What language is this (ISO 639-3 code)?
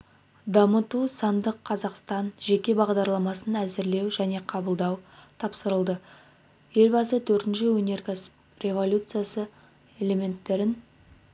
kaz